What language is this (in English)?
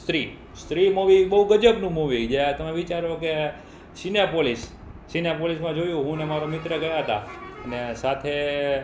Gujarati